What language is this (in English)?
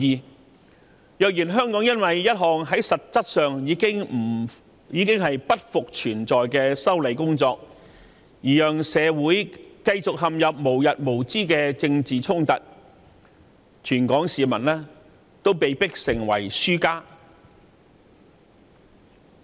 Cantonese